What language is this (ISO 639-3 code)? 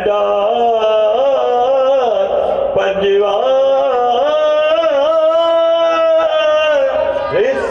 urd